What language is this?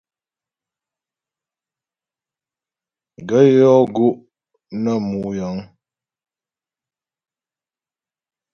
Ghomala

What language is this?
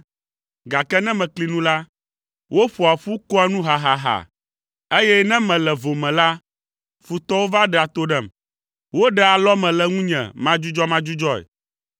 Ewe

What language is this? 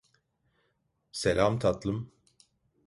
Turkish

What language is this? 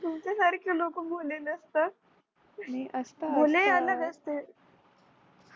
Marathi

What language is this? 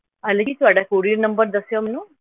Punjabi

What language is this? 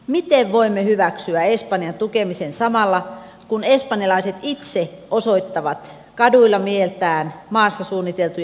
Finnish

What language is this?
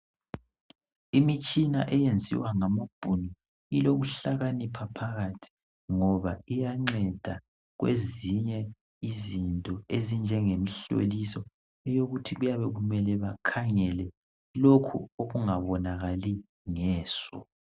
North Ndebele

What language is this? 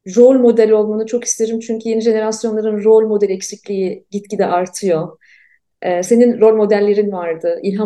Turkish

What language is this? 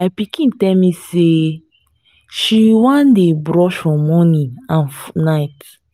Nigerian Pidgin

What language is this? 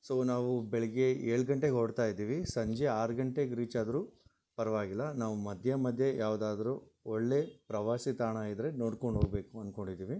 Kannada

